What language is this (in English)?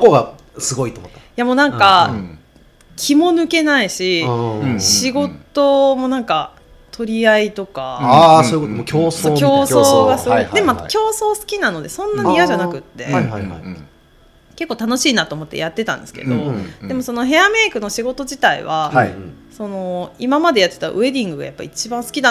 Japanese